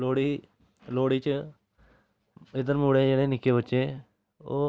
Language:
Dogri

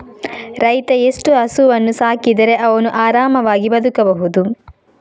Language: Kannada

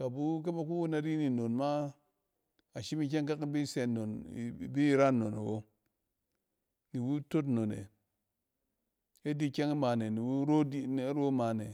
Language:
Cen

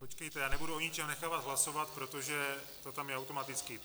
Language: Czech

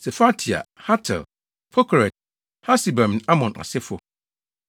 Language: Akan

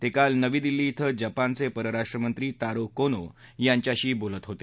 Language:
Marathi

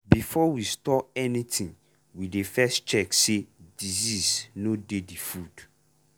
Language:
Nigerian Pidgin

